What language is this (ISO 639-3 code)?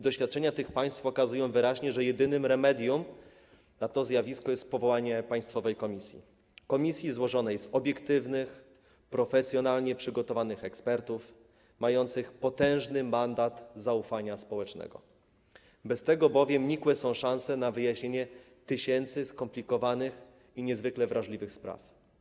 pol